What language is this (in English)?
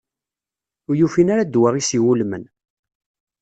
Kabyle